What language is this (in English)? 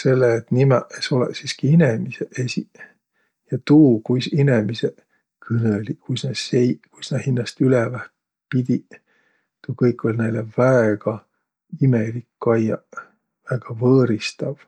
Võro